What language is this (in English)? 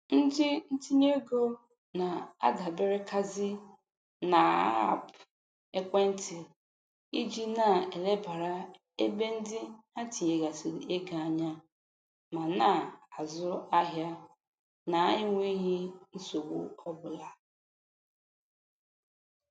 Igbo